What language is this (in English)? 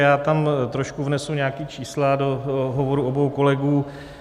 Czech